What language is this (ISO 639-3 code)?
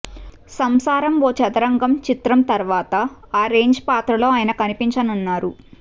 tel